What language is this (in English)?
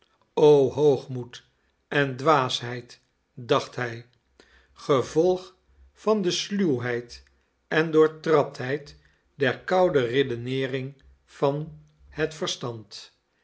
Dutch